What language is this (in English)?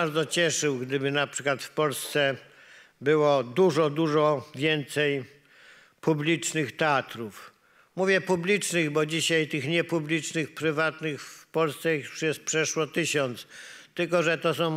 Polish